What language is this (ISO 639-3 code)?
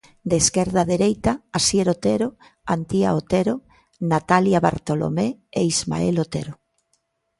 glg